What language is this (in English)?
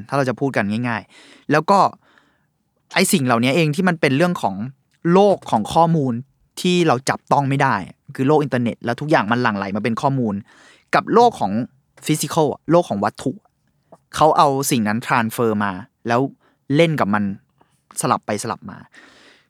Thai